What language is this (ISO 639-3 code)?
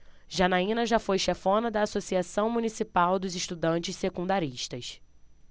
por